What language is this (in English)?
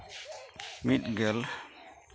Santali